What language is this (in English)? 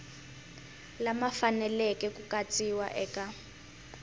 Tsonga